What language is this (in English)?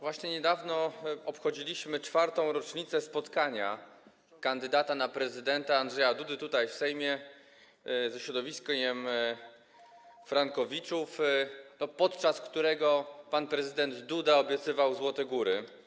Polish